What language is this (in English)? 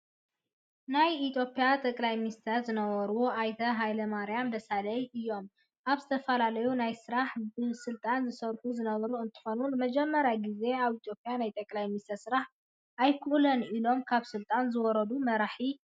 Tigrinya